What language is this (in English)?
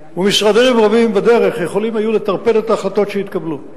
Hebrew